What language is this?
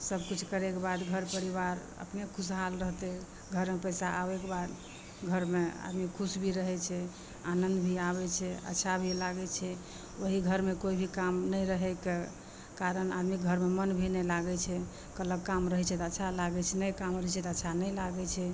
Maithili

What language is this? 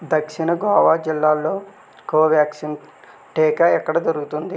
Telugu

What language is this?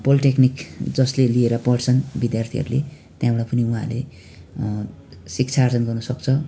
Nepali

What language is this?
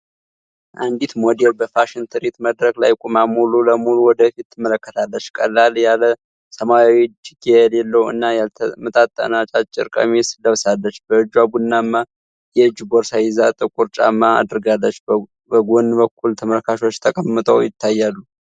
Amharic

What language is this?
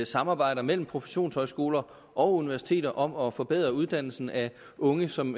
Danish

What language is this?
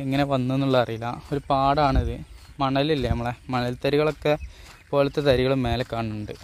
Malayalam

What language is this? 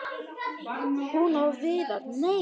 Icelandic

